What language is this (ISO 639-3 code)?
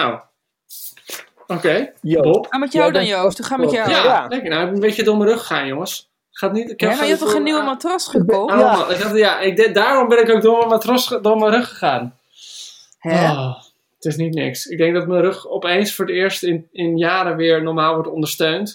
nld